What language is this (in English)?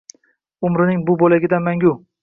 Uzbek